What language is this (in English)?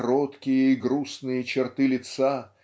Russian